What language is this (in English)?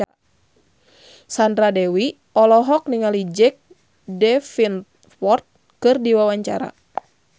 Sundanese